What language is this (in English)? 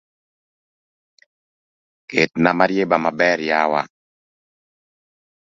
Luo (Kenya and Tanzania)